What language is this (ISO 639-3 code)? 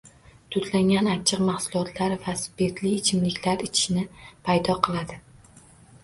uzb